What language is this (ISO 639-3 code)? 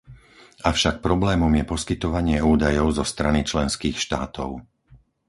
slk